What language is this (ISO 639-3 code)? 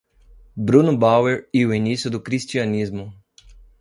por